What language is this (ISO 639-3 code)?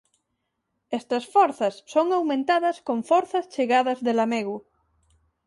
glg